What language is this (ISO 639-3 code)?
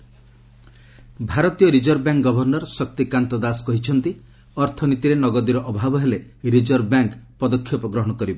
ori